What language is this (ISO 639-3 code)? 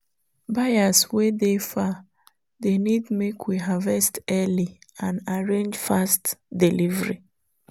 pcm